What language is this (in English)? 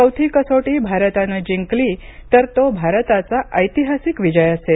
Marathi